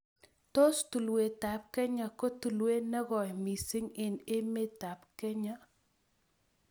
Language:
Kalenjin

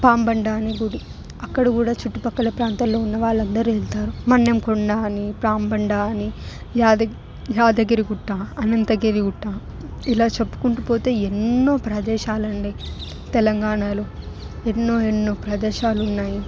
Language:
Telugu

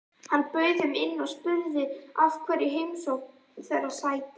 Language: Icelandic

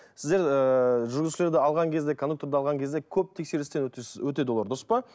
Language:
Kazakh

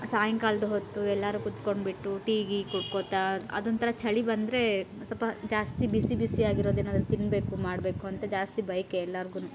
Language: Kannada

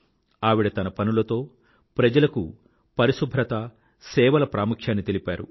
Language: Telugu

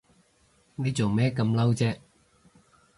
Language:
Cantonese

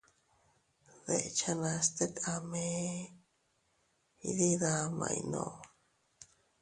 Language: Teutila Cuicatec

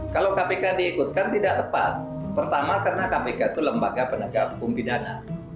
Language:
Indonesian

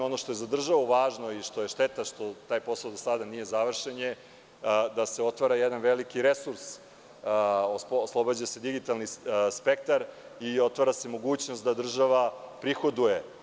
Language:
Serbian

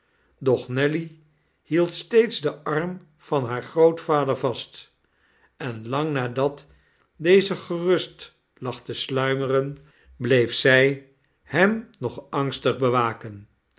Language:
Dutch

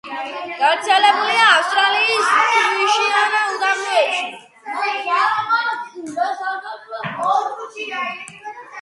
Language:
Georgian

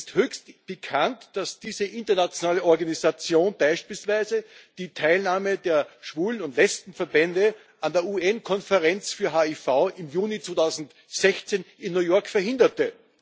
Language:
German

